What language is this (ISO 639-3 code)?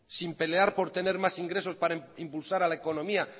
spa